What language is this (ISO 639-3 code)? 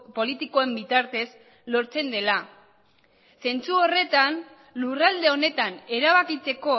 eus